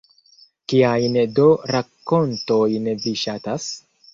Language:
Esperanto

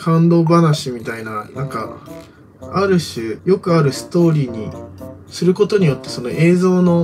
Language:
Japanese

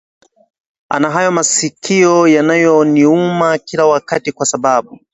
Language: Swahili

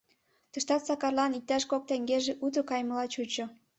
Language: Mari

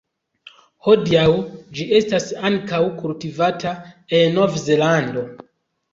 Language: Esperanto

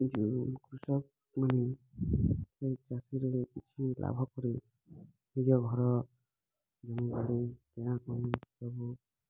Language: Odia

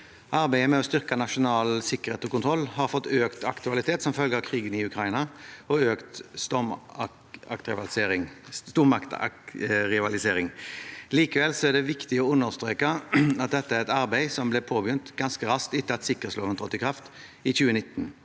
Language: Norwegian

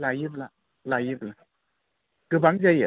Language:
Bodo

